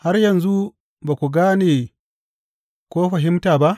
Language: Hausa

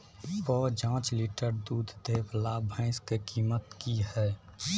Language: Maithili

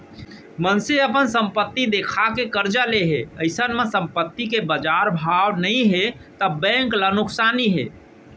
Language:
Chhattisgarhi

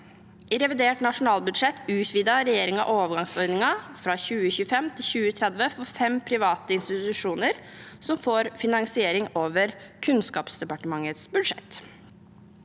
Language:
Norwegian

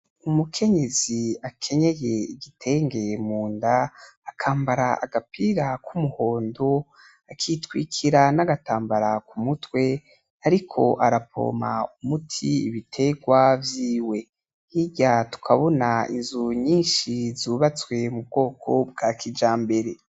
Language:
Rundi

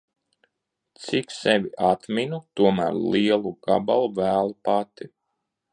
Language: Latvian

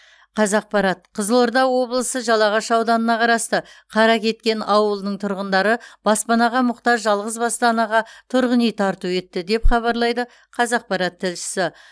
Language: Kazakh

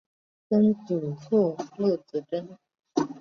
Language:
Chinese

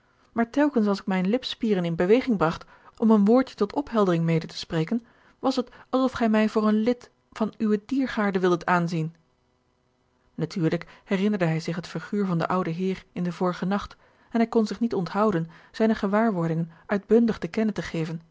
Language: Dutch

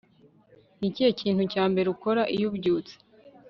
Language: Kinyarwanda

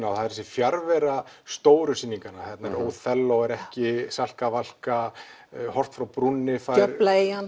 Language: Icelandic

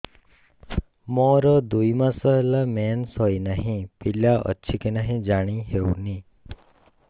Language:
Odia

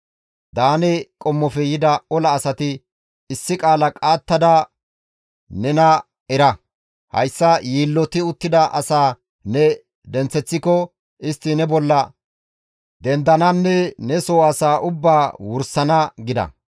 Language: Gamo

